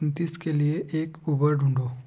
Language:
Hindi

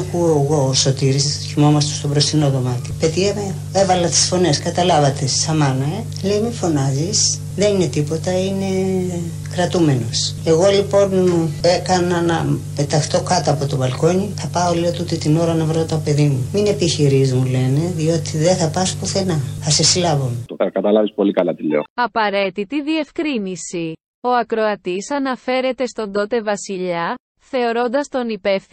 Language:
Greek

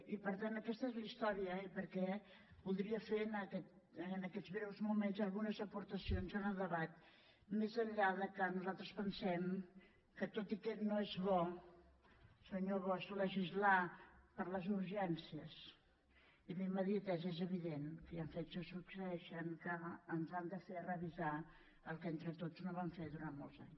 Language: Catalan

